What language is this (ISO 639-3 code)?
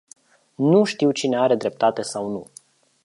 ron